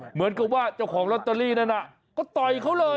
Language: Thai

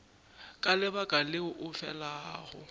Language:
Northern Sotho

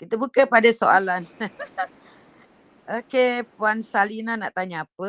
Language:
Malay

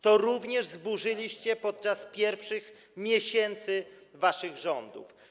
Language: Polish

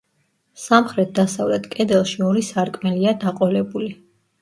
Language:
Georgian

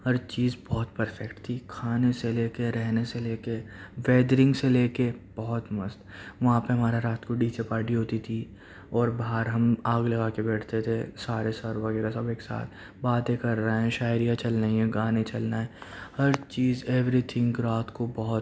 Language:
Urdu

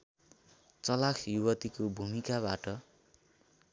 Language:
Nepali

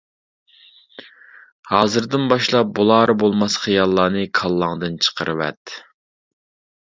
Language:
Uyghur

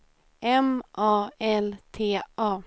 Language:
Swedish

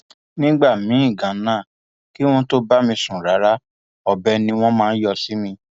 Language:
Yoruba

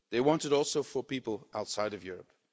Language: English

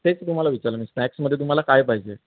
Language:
Marathi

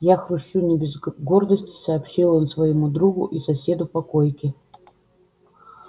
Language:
Russian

